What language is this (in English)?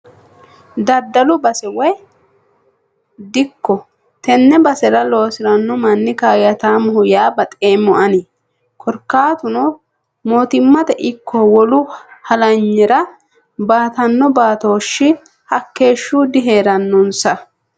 Sidamo